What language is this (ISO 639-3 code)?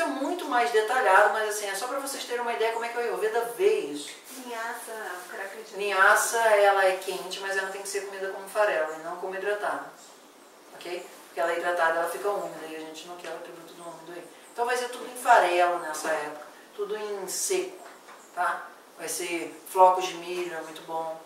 por